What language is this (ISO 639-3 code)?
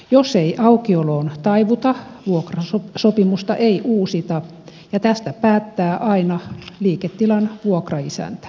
fin